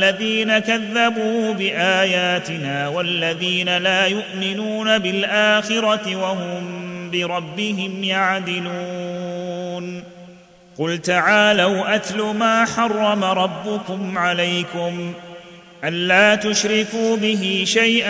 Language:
Arabic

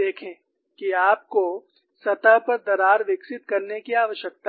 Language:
Hindi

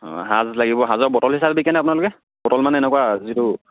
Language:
Assamese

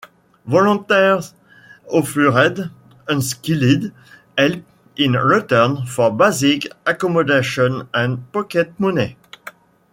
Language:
English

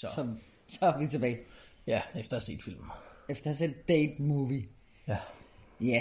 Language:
Danish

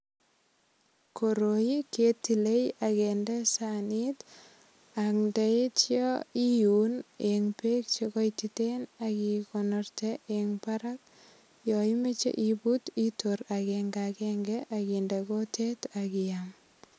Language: Kalenjin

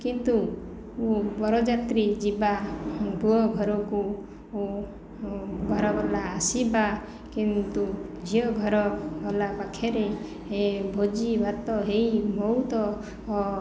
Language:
Odia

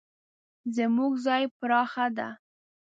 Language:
Pashto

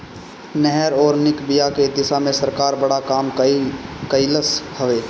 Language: Bhojpuri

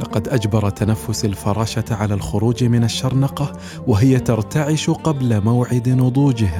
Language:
Arabic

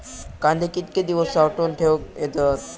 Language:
Marathi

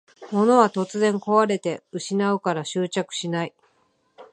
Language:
Japanese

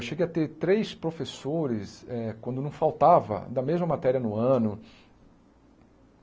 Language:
Portuguese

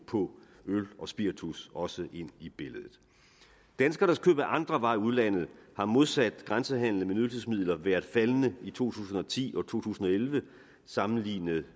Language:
Danish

